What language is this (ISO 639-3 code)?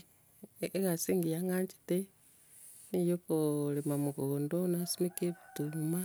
guz